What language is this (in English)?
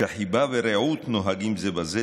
Hebrew